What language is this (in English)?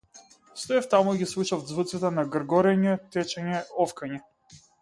Macedonian